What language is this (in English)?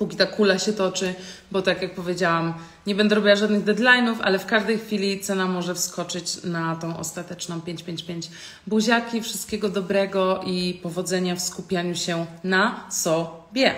Polish